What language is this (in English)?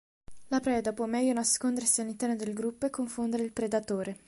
Italian